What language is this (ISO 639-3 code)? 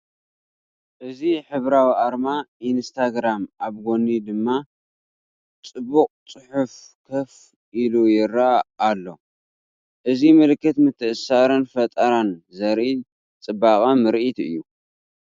tir